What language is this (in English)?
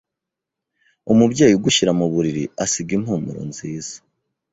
Kinyarwanda